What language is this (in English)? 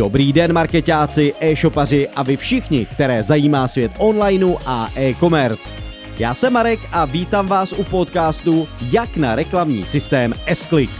Czech